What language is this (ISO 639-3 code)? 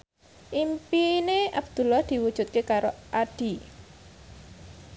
jav